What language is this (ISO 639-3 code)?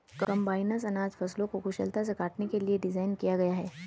hin